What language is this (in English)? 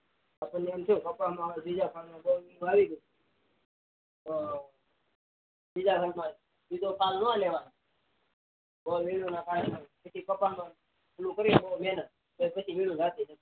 Gujarati